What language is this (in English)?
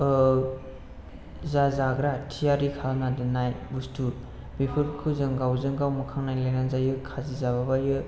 Bodo